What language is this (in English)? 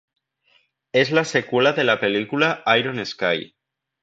Spanish